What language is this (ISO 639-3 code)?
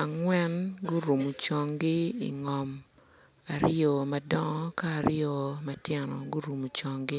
ach